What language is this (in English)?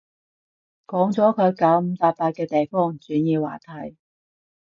Cantonese